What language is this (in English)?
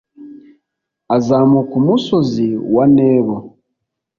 Kinyarwanda